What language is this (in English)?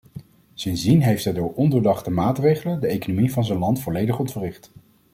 Dutch